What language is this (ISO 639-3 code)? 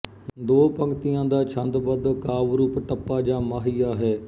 pan